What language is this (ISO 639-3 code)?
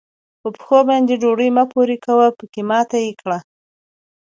pus